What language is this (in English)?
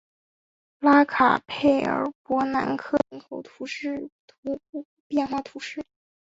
Chinese